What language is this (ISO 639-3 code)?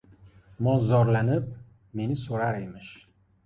uzb